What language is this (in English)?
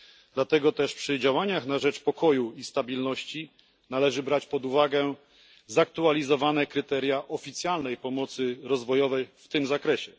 Polish